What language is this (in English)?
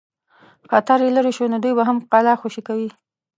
Pashto